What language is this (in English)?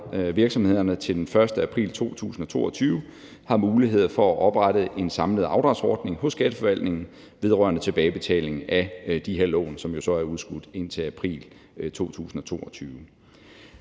Danish